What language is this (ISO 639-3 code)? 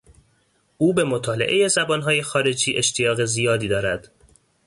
fas